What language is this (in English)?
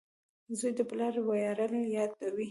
Pashto